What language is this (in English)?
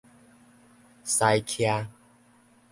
Min Nan Chinese